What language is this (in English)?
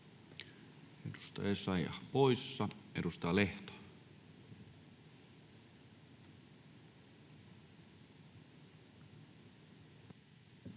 Finnish